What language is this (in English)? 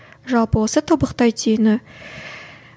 Kazakh